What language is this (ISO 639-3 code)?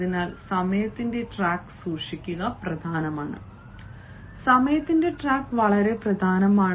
mal